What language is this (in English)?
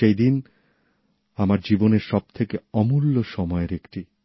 Bangla